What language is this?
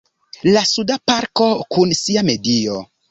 Esperanto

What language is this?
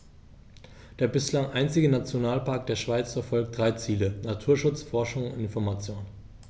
German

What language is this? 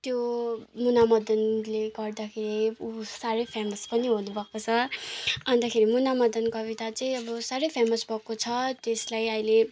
Nepali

